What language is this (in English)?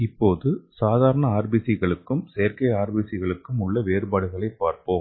Tamil